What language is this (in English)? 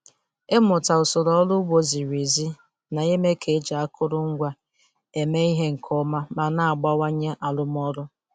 Igbo